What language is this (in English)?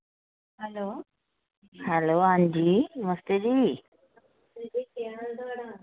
Dogri